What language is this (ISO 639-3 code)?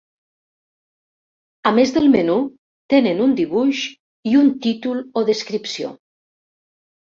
cat